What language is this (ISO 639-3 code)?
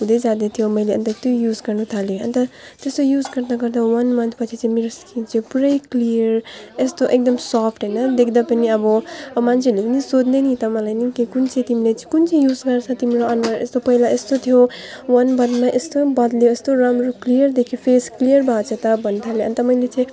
nep